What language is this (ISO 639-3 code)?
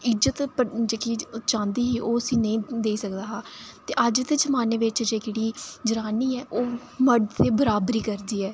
doi